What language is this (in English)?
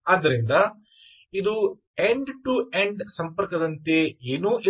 Kannada